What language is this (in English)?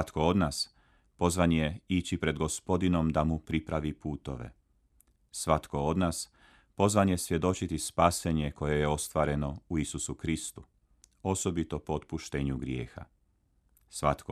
Croatian